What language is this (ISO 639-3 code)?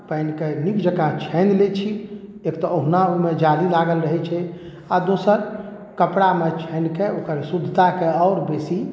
mai